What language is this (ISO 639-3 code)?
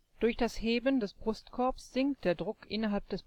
deu